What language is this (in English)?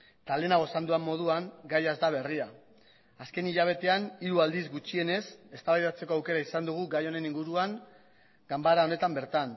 Basque